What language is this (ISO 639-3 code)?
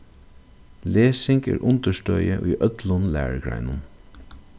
fao